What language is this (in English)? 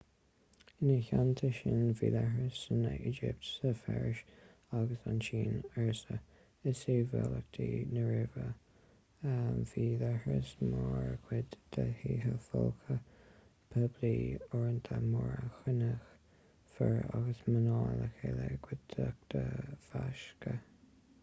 Irish